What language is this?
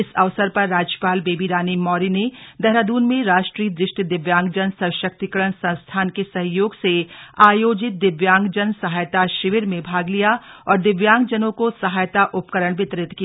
Hindi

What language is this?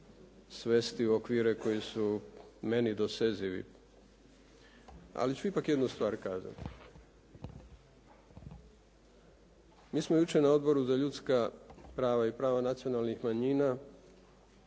Croatian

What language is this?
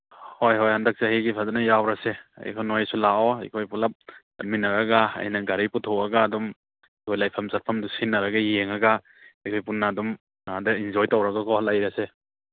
Manipuri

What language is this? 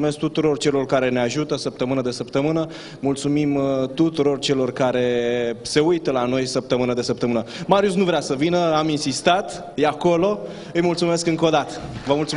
Romanian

